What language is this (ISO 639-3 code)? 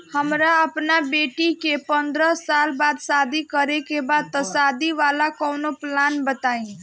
bho